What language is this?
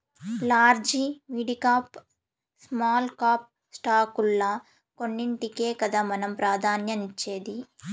Telugu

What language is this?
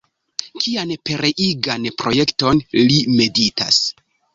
Esperanto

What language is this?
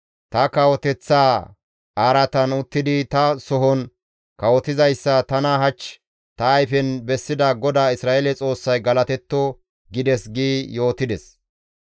Gamo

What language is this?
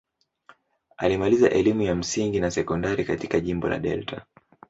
Swahili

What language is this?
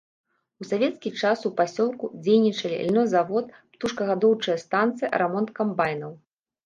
Belarusian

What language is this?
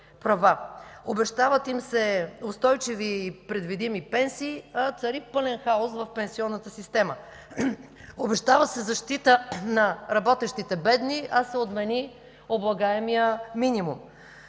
Bulgarian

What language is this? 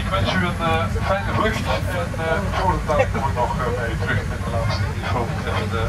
Dutch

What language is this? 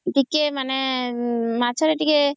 Odia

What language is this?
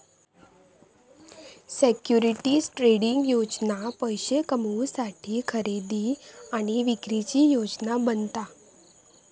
Marathi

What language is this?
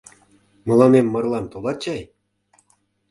Mari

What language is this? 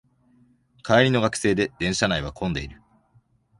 Japanese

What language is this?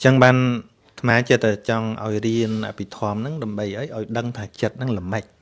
Vietnamese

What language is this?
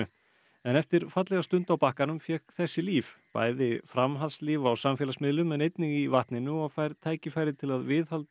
Icelandic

